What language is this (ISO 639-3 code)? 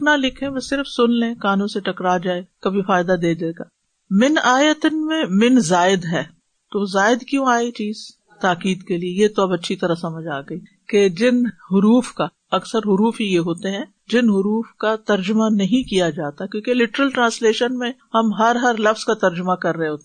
urd